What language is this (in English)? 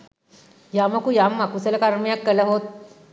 Sinhala